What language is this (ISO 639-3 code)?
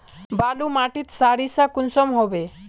mag